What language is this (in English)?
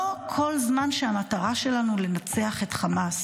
Hebrew